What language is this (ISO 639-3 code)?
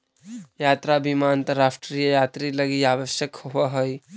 mag